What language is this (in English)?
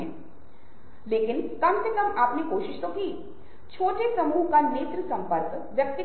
Hindi